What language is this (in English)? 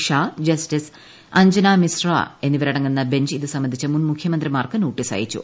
Malayalam